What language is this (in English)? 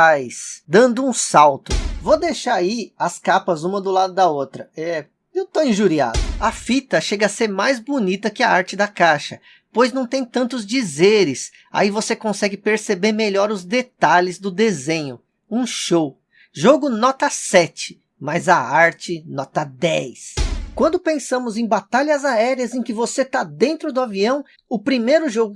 Portuguese